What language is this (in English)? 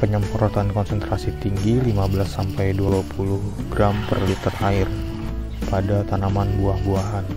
Indonesian